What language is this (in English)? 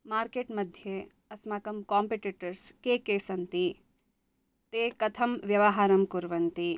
Sanskrit